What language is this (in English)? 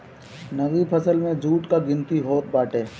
Bhojpuri